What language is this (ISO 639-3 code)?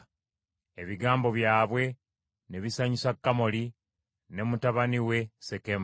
lug